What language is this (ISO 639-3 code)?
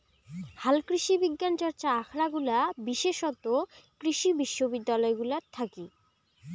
ben